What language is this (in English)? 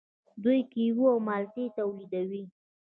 Pashto